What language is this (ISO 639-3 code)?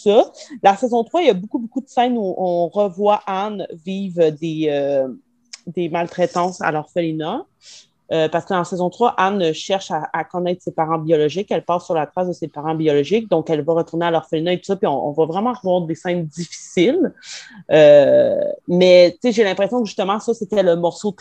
fra